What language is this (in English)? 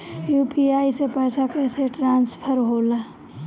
Bhojpuri